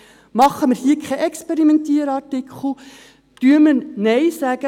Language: Swiss German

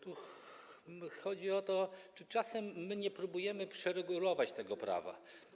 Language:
Polish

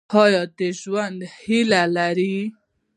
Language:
Pashto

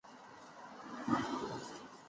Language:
Chinese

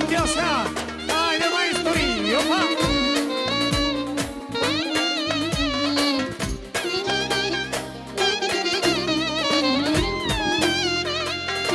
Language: Bulgarian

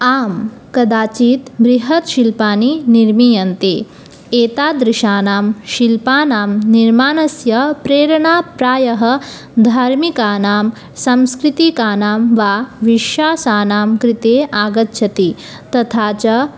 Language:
Sanskrit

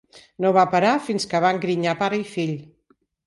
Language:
Catalan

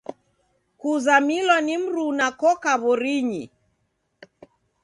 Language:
Taita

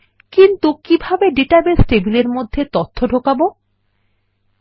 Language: Bangla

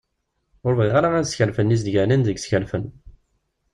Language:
Kabyle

